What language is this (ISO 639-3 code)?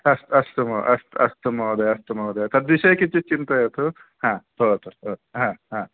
san